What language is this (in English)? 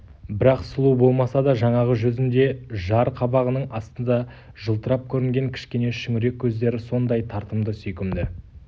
Kazakh